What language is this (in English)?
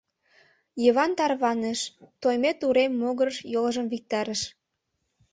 Mari